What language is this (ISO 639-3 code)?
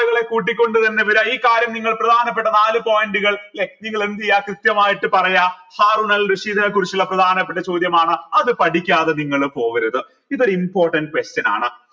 mal